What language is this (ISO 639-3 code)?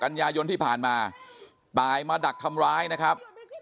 tha